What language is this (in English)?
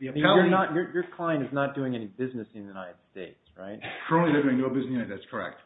English